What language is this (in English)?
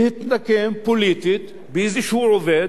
Hebrew